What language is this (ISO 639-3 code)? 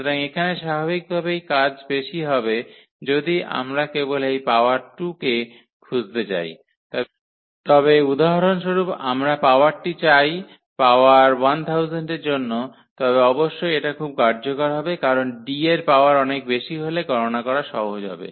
ben